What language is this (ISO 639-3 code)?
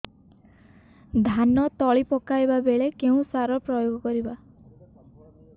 ori